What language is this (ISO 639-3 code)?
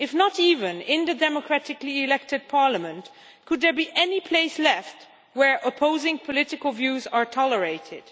eng